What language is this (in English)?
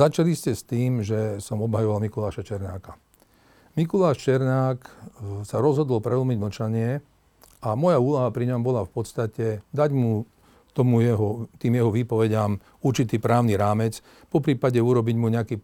Slovak